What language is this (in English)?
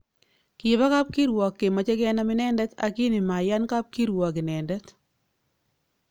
Kalenjin